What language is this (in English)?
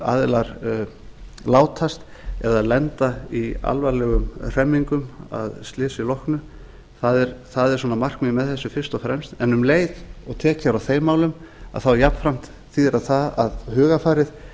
Icelandic